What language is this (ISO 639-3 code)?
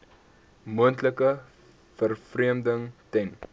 afr